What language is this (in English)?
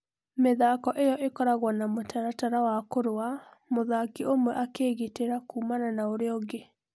Kikuyu